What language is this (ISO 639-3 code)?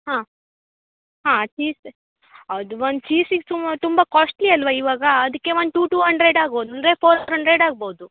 kan